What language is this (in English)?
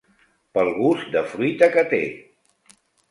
Catalan